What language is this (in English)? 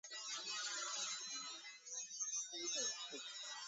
Chinese